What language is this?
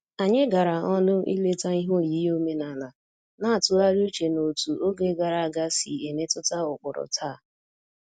Igbo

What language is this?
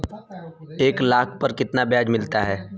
Hindi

